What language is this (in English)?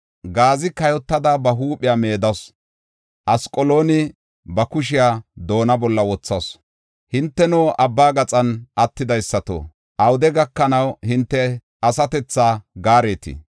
Gofa